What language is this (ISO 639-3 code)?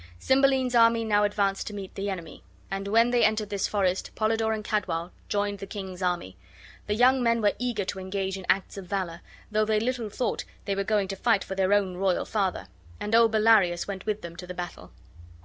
eng